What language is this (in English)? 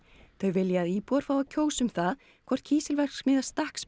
Icelandic